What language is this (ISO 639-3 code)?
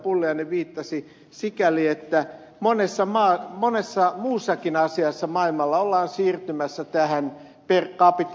fin